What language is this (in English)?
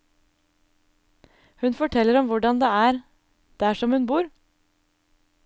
Norwegian